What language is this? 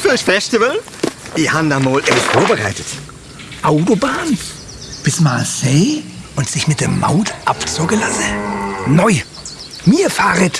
German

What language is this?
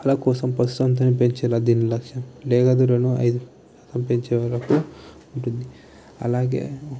Telugu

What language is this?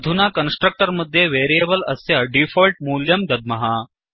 Sanskrit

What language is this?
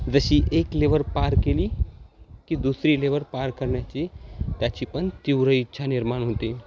Marathi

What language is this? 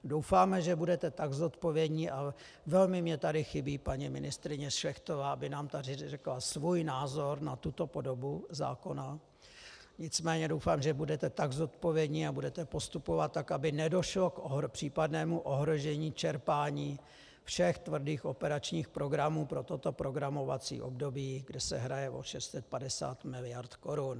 Czech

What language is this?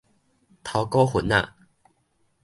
Min Nan Chinese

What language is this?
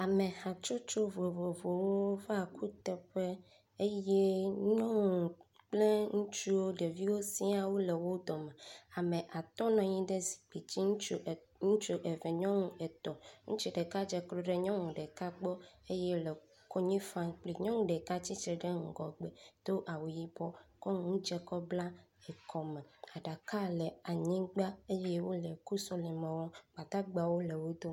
Ewe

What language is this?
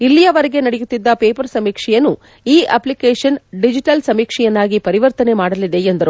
Kannada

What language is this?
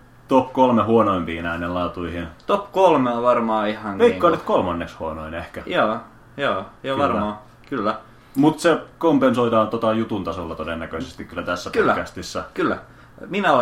Finnish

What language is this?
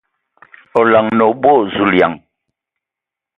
Ewondo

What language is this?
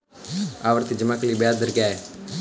Hindi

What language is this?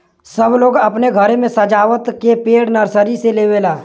Bhojpuri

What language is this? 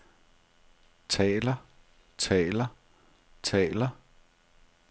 Danish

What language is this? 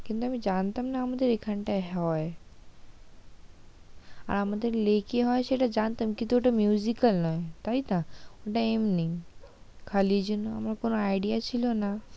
Bangla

